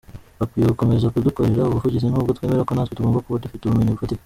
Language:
Kinyarwanda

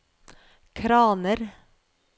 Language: Norwegian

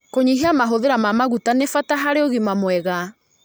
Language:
Kikuyu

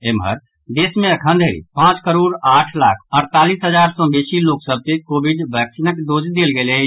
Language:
Maithili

